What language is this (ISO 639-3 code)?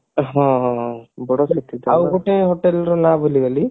ori